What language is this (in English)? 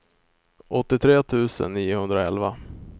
Swedish